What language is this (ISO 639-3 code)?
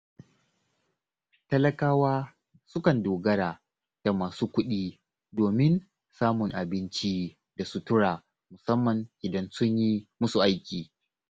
hau